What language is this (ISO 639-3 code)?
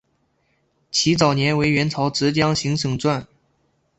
zho